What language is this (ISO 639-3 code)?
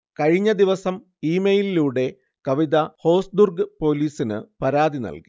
mal